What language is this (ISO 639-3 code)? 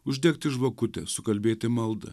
lit